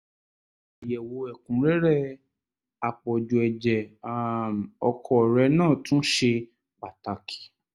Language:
Yoruba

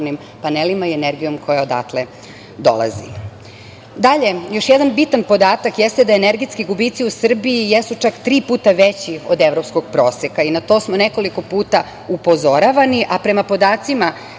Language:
Serbian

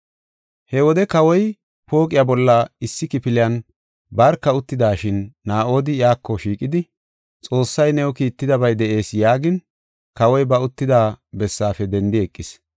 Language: Gofa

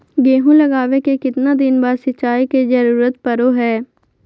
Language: Magahi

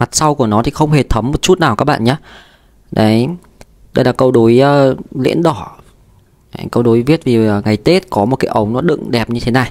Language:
Vietnamese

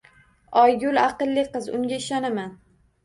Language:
Uzbek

